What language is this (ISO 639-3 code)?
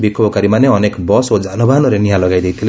ori